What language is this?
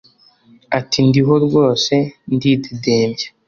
Kinyarwanda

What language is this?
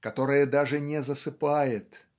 Russian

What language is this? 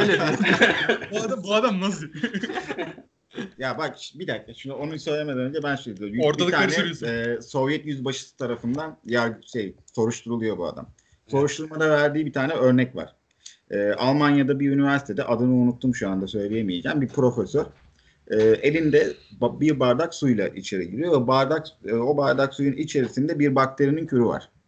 Turkish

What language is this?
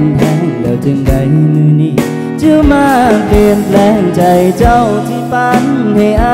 Thai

